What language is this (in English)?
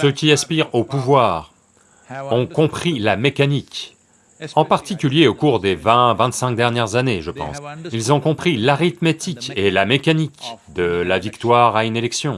French